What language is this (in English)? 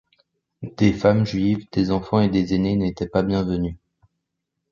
French